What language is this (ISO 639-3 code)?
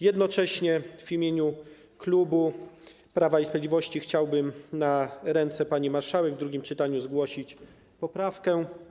pol